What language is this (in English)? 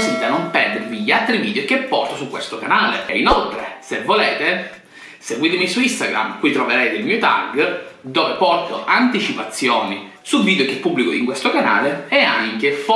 Italian